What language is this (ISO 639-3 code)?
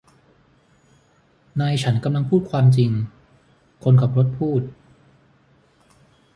tha